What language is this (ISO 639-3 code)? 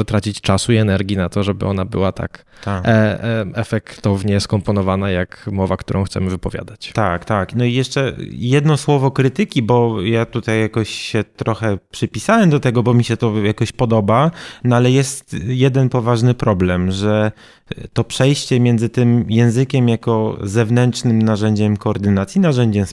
pol